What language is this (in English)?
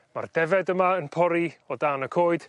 Welsh